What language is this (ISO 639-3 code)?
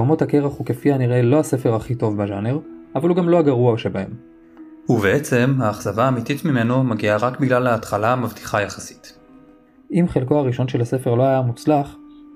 heb